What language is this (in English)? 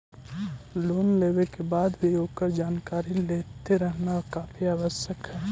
Magahi